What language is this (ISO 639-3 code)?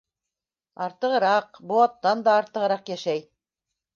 bak